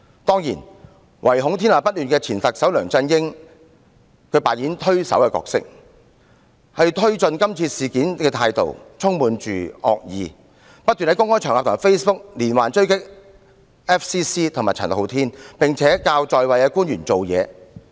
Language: Cantonese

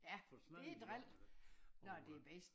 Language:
Danish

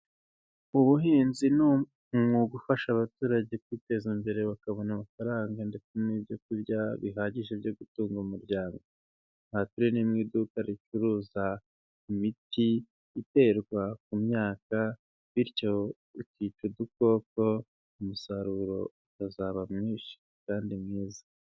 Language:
Kinyarwanda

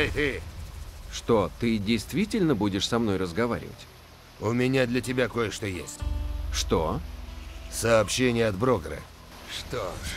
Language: Russian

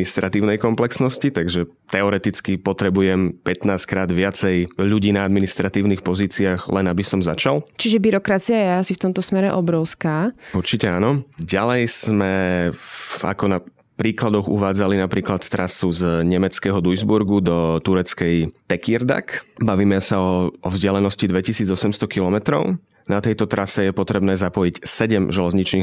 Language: Slovak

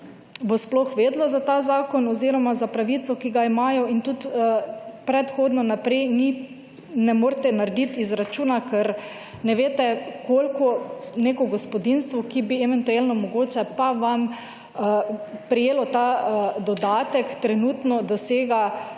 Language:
Slovenian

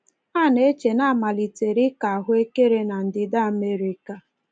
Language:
Igbo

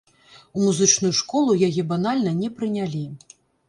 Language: Belarusian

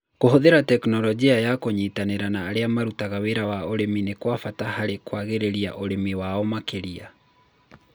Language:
Kikuyu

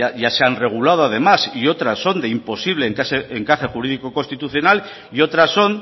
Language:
Spanish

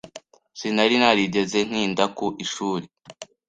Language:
Kinyarwanda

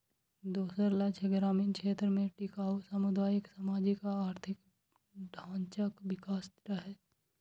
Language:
Maithili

